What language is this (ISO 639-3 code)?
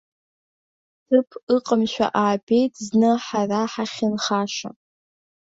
abk